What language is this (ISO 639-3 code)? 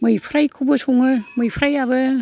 brx